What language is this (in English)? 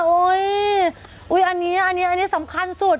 Thai